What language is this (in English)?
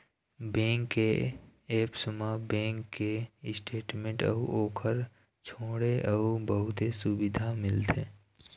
Chhattisgarhi